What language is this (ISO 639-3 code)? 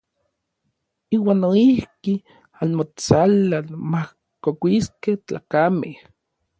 nlv